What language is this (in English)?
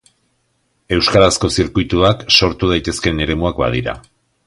Basque